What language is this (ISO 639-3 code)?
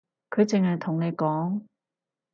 yue